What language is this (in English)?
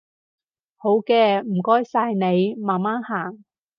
Cantonese